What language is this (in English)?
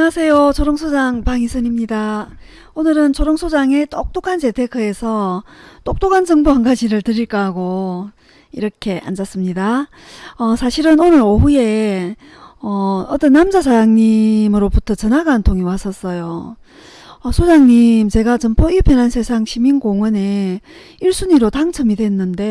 Korean